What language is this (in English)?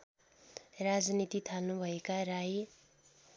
Nepali